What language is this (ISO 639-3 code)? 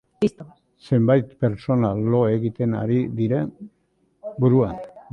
eus